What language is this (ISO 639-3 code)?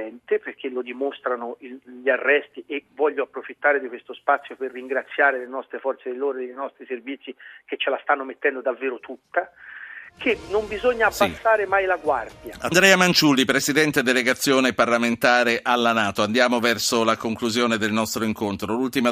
ita